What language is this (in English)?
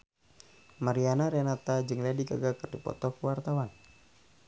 Sundanese